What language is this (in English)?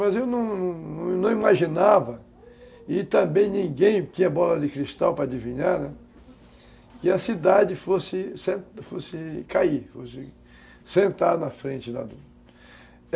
Portuguese